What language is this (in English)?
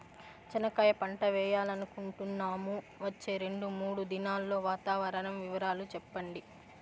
Telugu